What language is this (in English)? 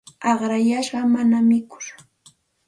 Santa Ana de Tusi Pasco Quechua